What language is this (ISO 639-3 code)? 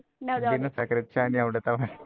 mar